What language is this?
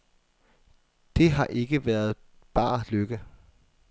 Danish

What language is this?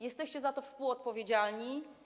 Polish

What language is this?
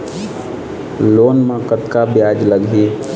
Chhattisgarhi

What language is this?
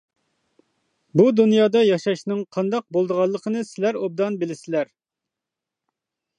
Uyghur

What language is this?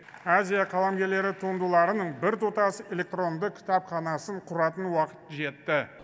Kazakh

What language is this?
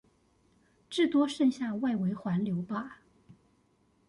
Chinese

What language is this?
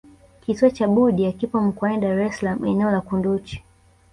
Swahili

